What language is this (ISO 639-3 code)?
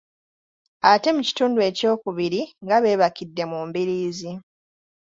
lug